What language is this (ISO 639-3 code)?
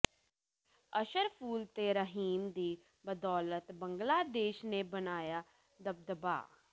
pan